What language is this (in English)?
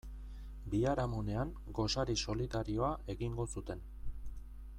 Basque